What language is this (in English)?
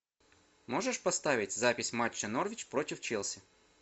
Russian